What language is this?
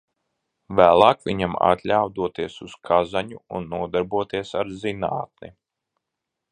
Latvian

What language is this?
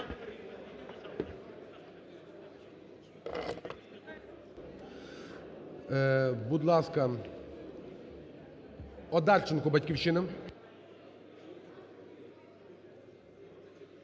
Ukrainian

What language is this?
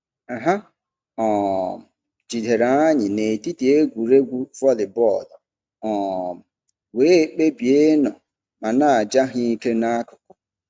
Igbo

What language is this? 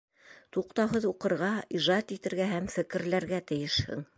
Bashkir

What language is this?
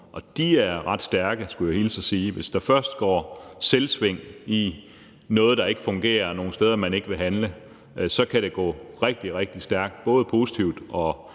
Danish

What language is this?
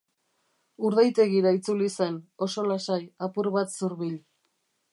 Basque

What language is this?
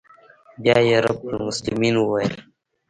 Pashto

